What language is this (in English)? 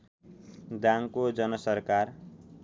Nepali